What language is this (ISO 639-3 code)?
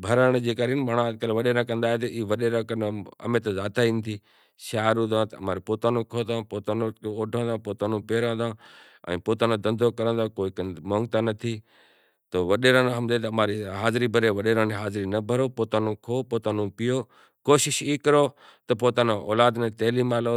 gjk